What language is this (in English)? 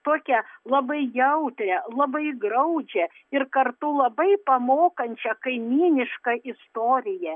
Lithuanian